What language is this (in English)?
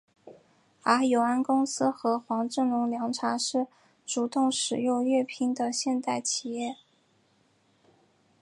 Chinese